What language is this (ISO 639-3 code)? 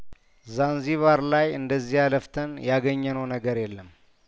amh